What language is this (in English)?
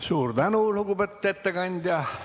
Estonian